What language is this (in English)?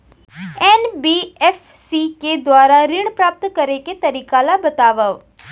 Chhattisgarhi